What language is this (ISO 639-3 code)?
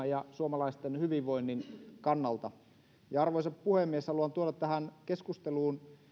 fin